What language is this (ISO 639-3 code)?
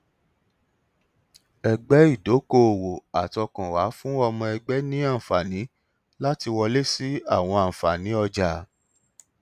yor